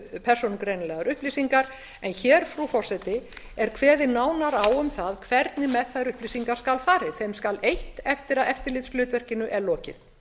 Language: Icelandic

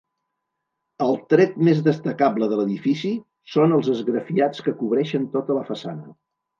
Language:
Catalan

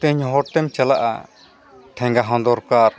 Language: Santali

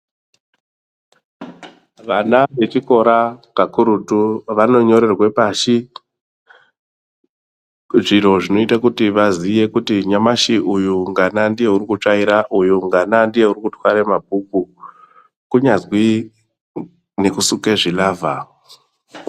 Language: Ndau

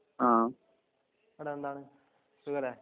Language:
Malayalam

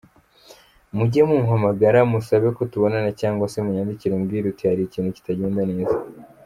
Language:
Kinyarwanda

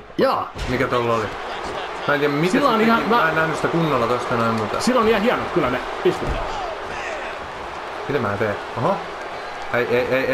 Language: Finnish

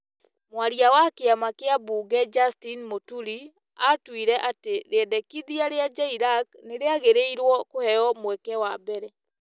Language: Kikuyu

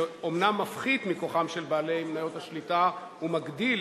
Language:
Hebrew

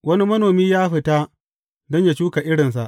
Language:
Hausa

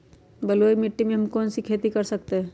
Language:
Magahi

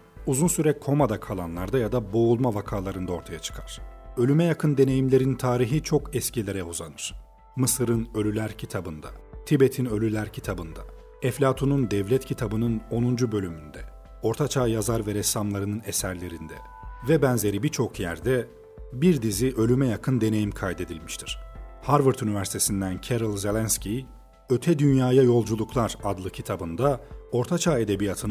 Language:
Turkish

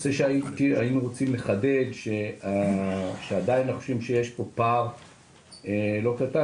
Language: Hebrew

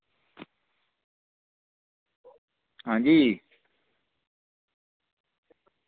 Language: Dogri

